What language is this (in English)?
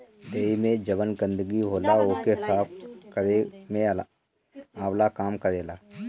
Bhojpuri